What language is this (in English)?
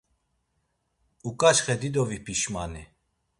Laz